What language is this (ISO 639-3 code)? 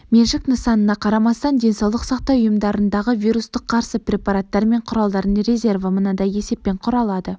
kaz